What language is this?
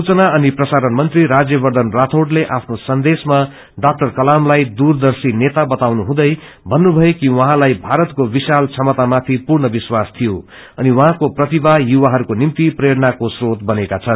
Nepali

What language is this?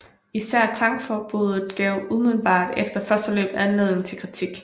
Danish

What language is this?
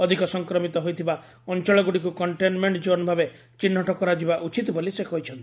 Odia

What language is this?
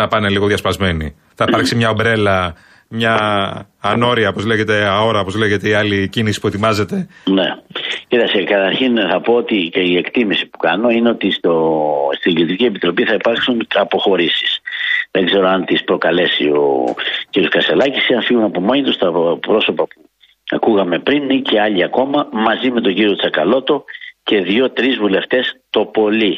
Greek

